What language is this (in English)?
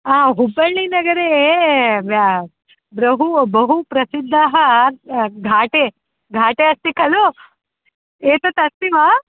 Sanskrit